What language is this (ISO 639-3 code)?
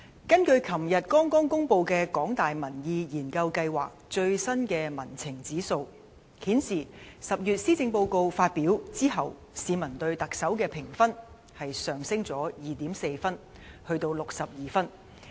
yue